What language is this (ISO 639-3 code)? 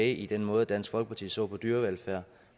dan